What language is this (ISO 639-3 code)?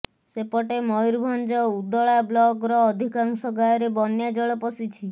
ori